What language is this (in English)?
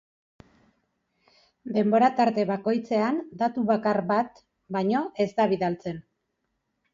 Basque